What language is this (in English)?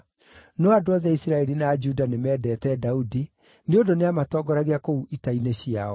Kikuyu